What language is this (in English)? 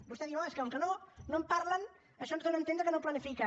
Catalan